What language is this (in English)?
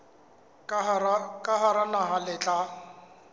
Southern Sotho